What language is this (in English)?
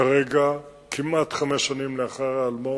Hebrew